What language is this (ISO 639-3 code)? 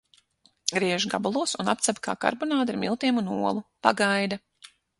lav